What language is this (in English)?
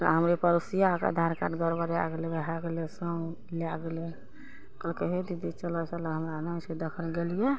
Maithili